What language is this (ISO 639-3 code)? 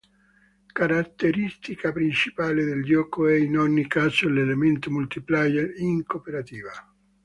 ita